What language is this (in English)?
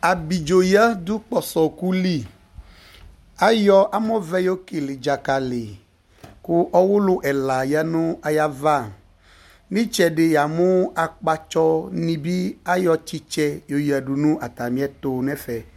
Ikposo